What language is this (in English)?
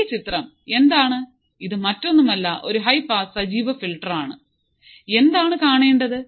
Malayalam